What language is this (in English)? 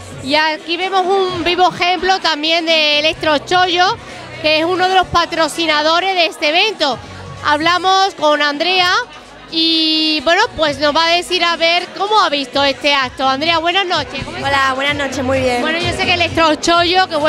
Spanish